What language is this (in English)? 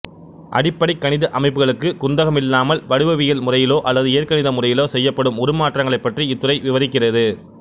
Tamil